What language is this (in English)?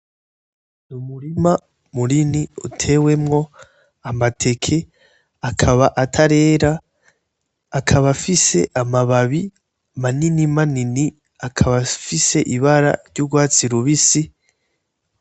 Rundi